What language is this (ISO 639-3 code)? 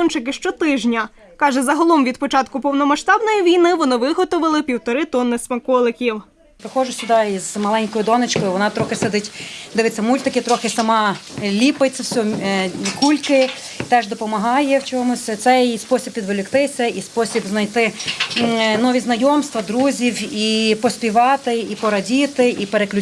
ukr